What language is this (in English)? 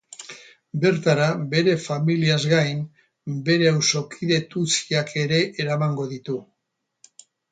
Basque